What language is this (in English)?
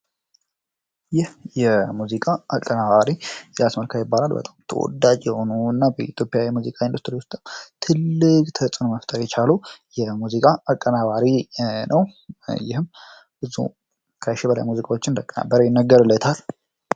Amharic